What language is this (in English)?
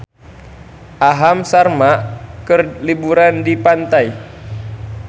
Sundanese